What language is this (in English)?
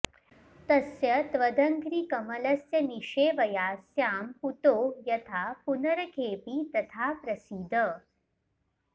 Sanskrit